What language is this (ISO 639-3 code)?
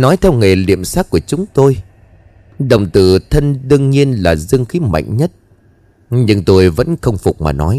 vie